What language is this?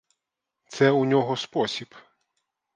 Ukrainian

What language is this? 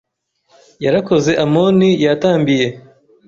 Kinyarwanda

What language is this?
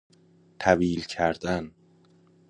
Persian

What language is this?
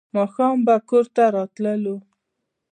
Pashto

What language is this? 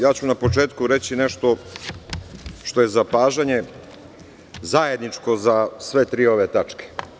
Serbian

